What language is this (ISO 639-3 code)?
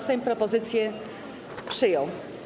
pol